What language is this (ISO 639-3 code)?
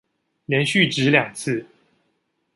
zho